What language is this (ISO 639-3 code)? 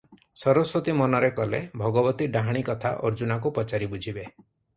ori